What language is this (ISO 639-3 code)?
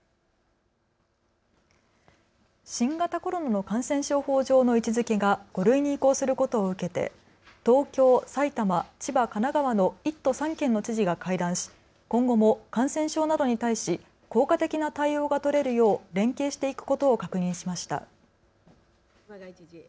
jpn